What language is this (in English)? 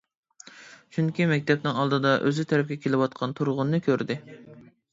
Uyghur